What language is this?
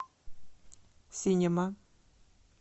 Russian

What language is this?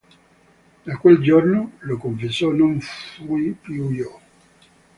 Italian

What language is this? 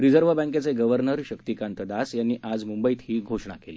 Marathi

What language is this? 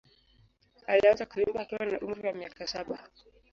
Swahili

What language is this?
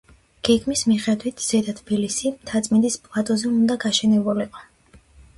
Georgian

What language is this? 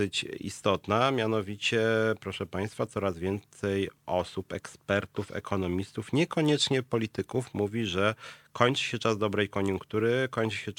Polish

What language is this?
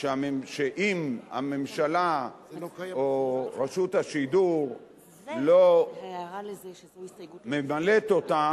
Hebrew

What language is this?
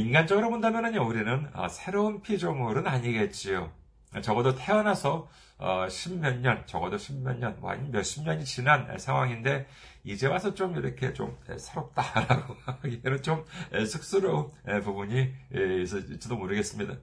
Korean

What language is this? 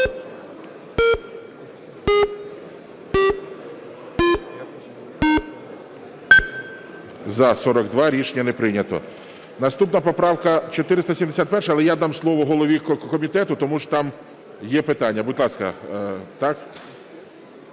Ukrainian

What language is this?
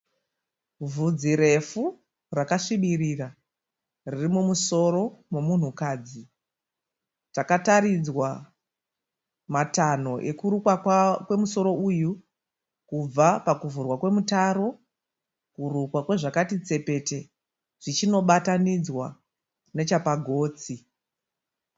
Shona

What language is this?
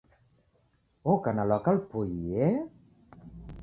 Taita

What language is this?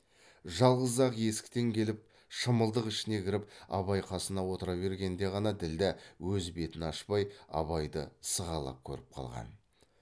Kazakh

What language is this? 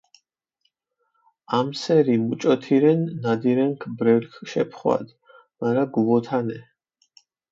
Mingrelian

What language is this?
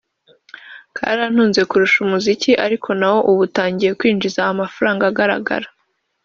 Kinyarwanda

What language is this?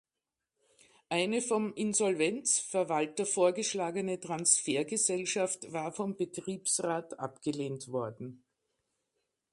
German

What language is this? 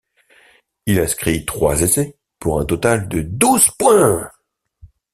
French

